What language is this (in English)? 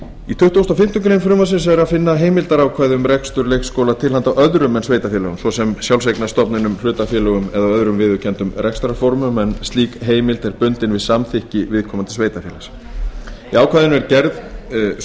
Icelandic